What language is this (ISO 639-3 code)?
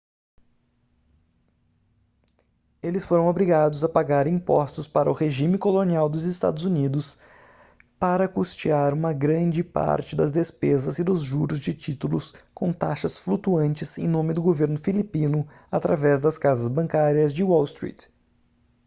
por